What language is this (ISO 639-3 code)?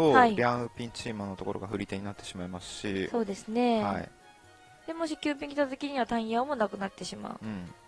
jpn